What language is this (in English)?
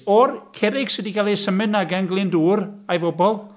Welsh